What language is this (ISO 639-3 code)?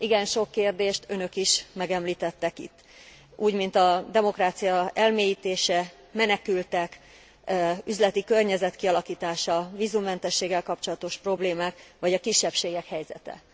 hun